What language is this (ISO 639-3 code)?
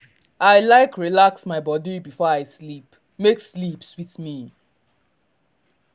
pcm